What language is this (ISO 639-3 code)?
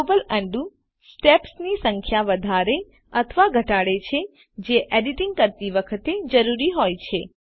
guj